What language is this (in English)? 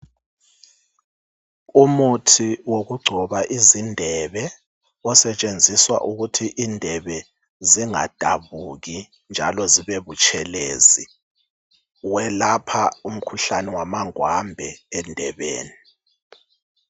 North Ndebele